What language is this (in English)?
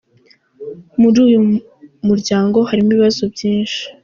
Kinyarwanda